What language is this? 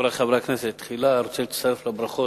Hebrew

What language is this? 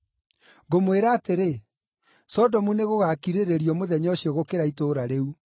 Kikuyu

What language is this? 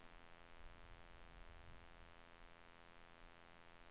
Swedish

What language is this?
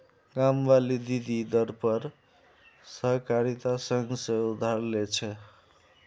Magahi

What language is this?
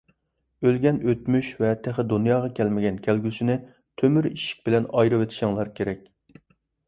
Uyghur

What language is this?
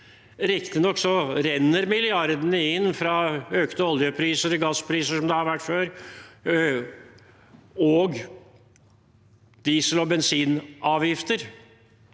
Norwegian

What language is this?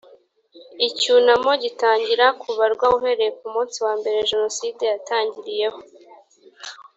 Kinyarwanda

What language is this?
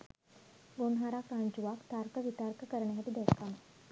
Sinhala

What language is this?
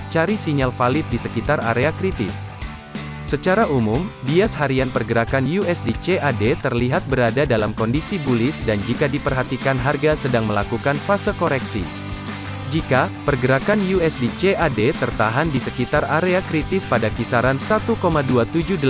Indonesian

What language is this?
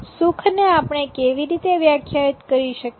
Gujarati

